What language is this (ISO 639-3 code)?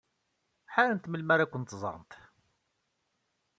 kab